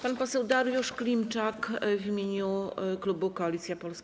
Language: Polish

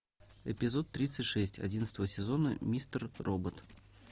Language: Russian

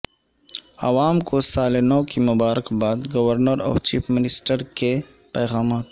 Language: Urdu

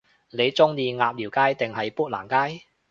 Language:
Cantonese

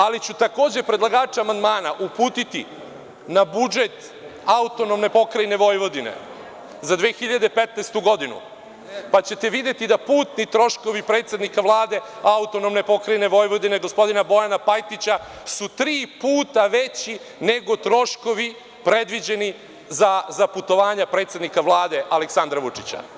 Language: Serbian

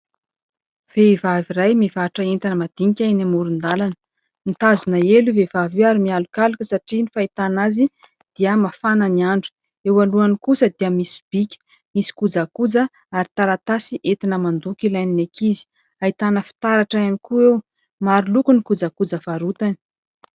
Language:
Malagasy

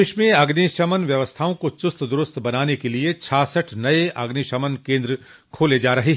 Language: Hindi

